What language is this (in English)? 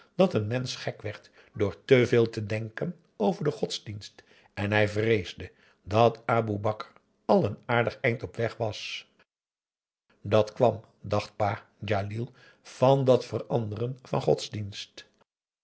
Dutch